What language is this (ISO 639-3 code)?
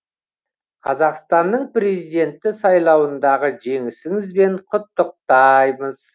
kaz